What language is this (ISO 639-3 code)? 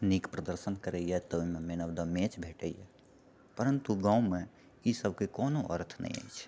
mai